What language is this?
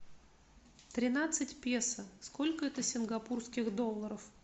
Russian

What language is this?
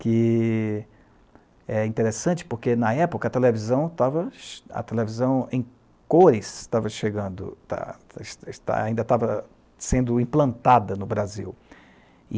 Portuguese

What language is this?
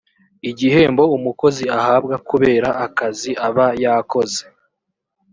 Kinyarwanda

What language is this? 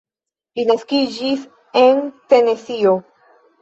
Esperanto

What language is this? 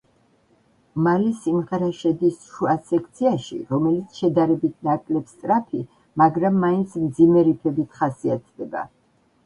Georgian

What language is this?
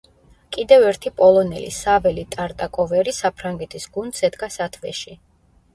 Georgian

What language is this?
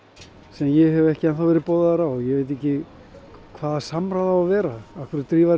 Icelandic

